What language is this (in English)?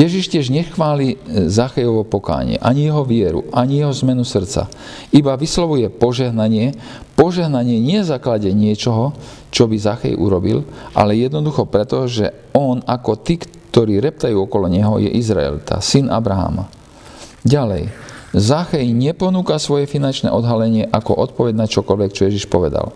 Slovak